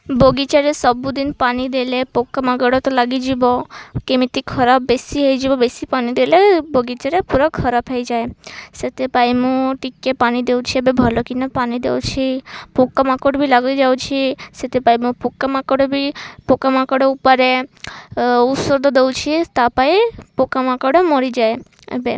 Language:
Odia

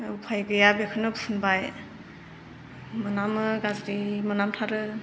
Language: Bodo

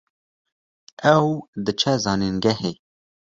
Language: Kurdish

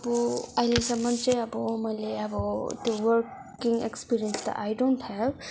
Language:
Nepali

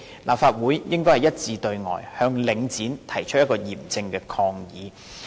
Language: Cantonese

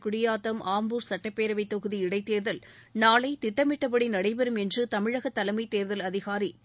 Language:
Tamil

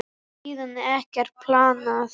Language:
Icelandic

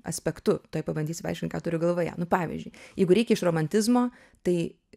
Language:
Lithuanian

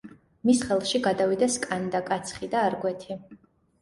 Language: Georgian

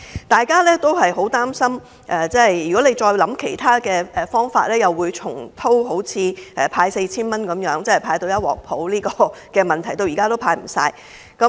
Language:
Cantonese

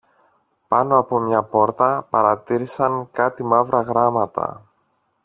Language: Greek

